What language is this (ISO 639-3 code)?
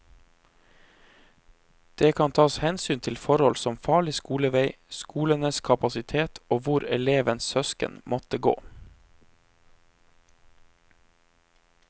nor